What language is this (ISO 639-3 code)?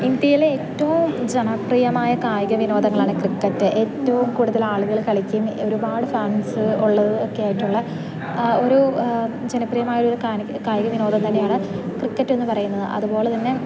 mal